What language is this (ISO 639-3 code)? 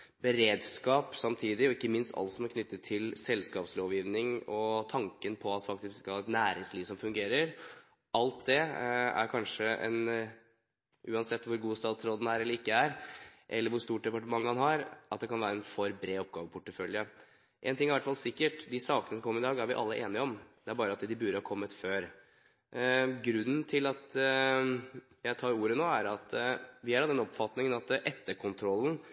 nob